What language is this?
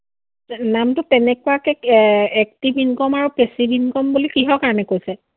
Assamese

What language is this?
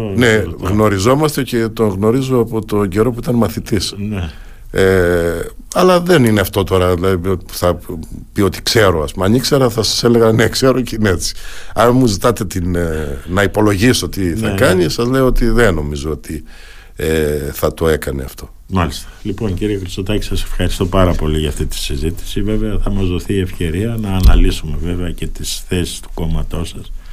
Greek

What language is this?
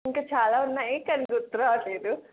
Telugu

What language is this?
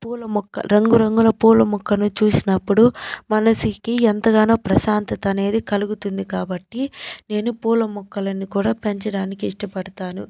Telugu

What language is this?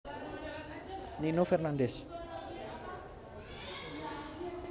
Javanese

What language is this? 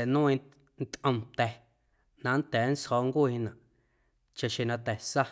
Guerrero Amuzgo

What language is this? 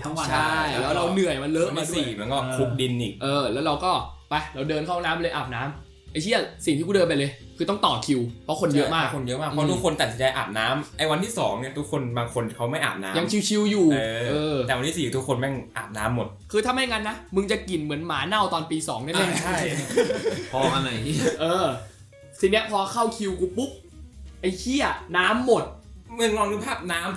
Thai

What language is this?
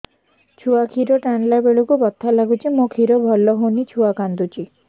Odia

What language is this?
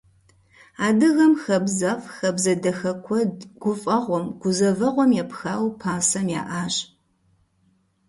Kabardian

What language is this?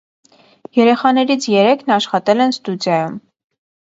Armenian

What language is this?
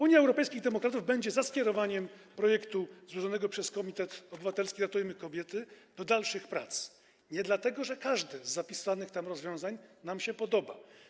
Polish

